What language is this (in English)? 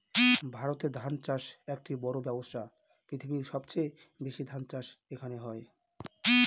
Bangla